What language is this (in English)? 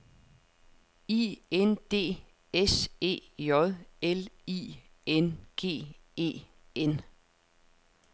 Danish